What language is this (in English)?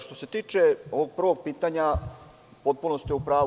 Serbian